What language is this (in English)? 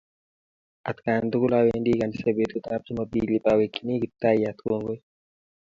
Kalenjin